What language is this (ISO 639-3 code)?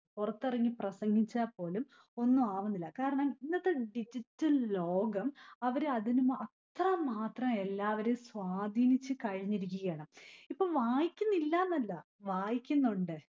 mal